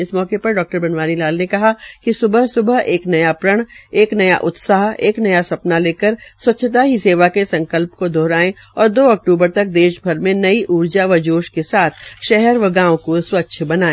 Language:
Hindi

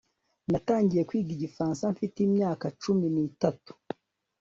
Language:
Kinyarwanda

